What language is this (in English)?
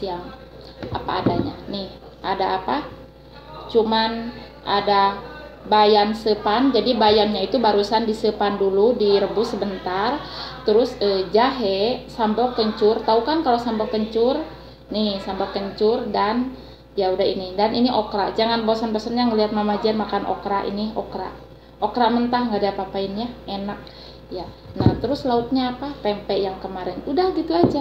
Indonesian